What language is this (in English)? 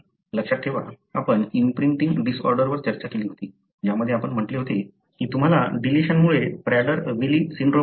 Marathi